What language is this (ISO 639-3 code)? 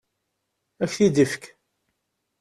kab